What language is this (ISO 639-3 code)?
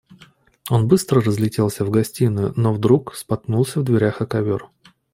rus